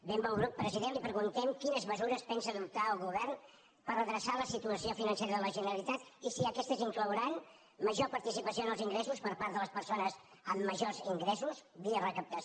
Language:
Catalan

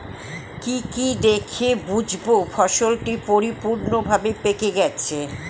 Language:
Bangla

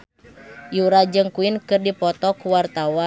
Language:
Sundanese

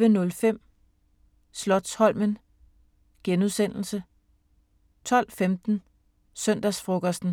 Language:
Danish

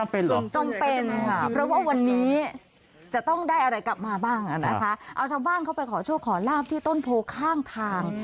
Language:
Thai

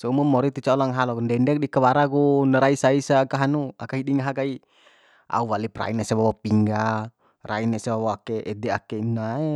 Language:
Bima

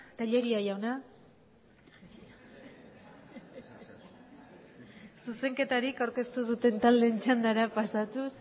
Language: Basque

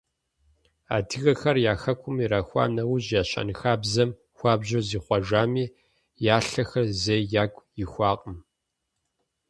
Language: Kabardian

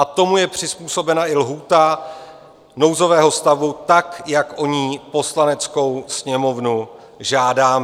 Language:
Czech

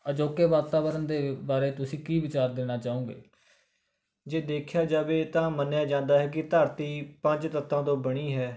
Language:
Punjabi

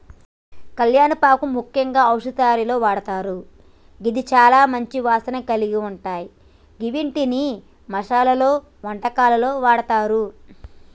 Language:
Telugu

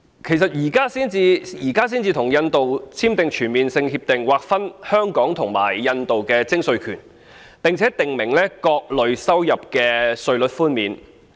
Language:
Cantonese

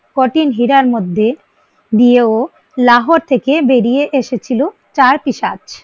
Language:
Bangla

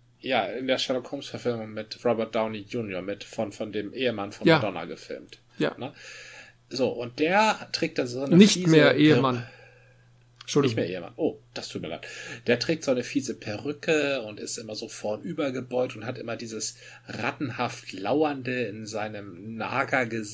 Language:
German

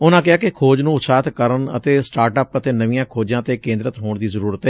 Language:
Punjabi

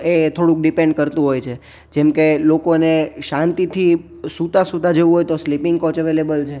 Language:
Gujarati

